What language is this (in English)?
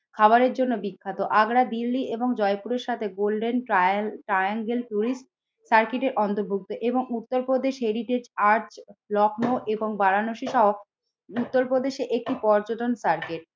Bangla